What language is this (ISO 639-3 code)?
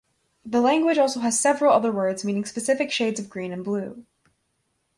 eng